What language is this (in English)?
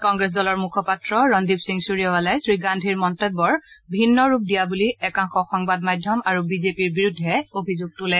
Assamese